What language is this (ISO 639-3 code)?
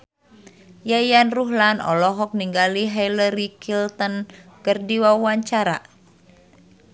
sun